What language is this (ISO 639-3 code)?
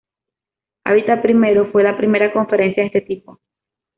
spa